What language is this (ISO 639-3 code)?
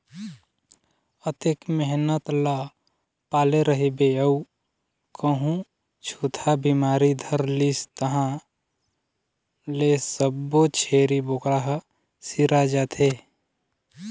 hne